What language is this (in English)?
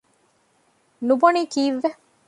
Divehi